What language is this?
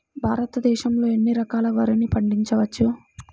Telugu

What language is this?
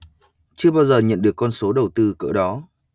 Vietnamese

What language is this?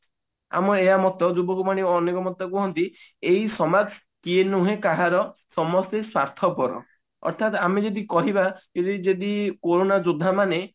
Odia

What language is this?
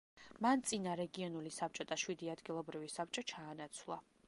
Georgian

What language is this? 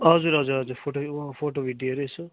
Nepali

